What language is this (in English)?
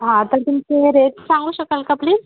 Marathi